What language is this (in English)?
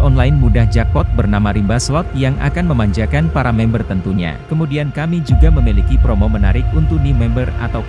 Indonesian